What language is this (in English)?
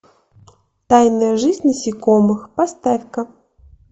Russian